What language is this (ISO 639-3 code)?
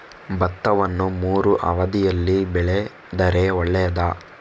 kan